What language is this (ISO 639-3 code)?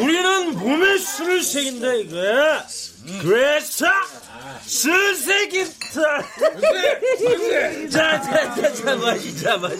kor